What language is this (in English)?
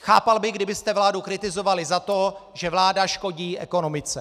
Czech